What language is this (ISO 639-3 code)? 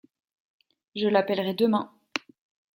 fra